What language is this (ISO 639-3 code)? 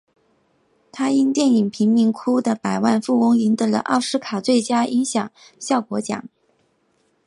zho